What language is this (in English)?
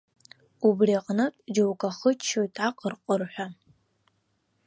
Abkhazian